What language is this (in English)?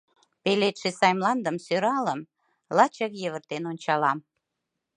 Mari